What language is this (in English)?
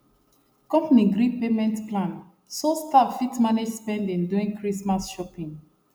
Nigerian Pidgin